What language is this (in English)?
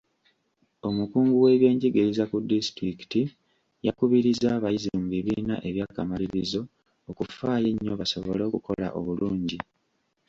Ganda